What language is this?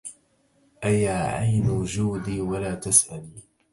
Arabic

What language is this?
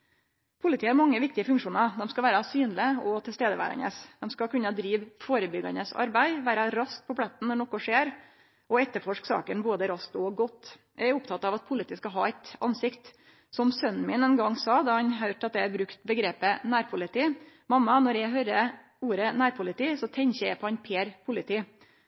Norwegian Nynorsk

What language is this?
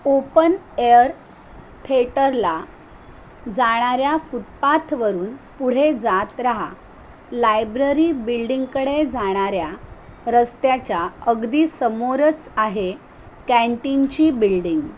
Marathi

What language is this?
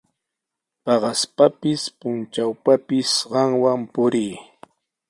Sihuas Ancash Quechua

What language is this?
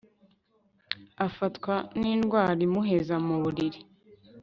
Kinyarwanda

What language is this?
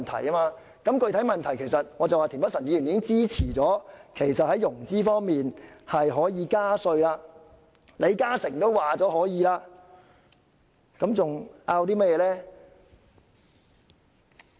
Cantonese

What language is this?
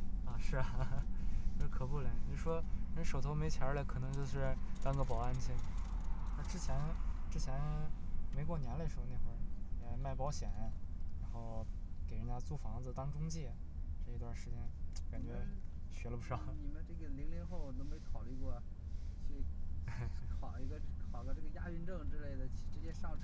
Chinese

